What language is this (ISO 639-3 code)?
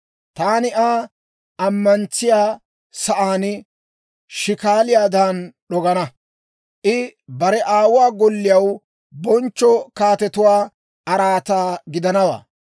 dwr